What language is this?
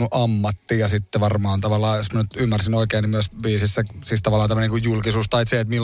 Finnish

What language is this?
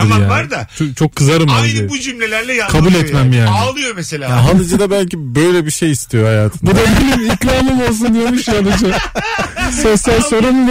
Turkish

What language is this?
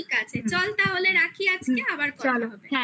Bangla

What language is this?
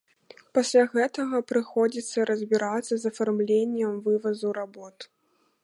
Belarusian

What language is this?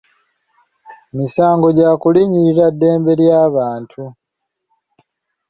Ganda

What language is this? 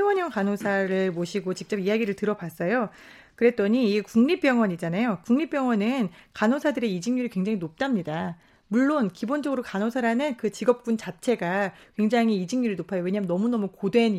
Korean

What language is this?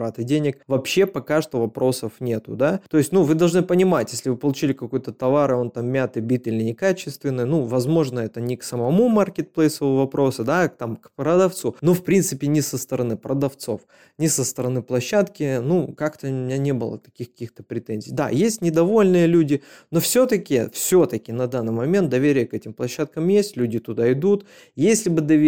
Russian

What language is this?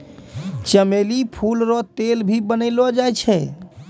Maithili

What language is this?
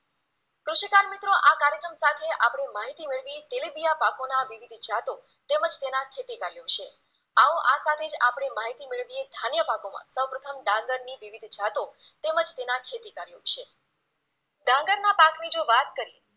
Gujarati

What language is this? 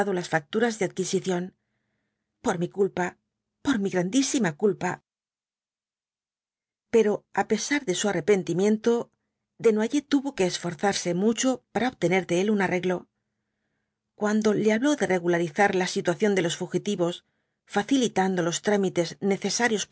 Spanish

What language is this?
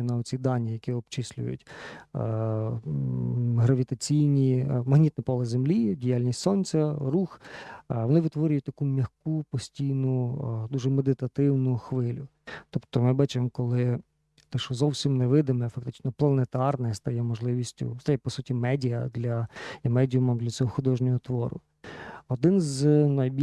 Ukrainian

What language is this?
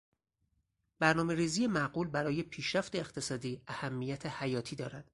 Persian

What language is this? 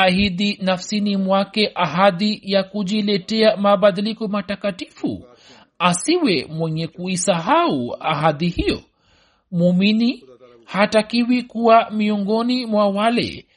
Swahili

